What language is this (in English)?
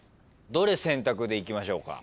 Japanese